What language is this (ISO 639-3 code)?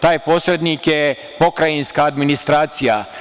srp